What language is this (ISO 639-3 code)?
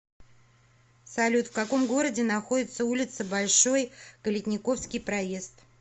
rus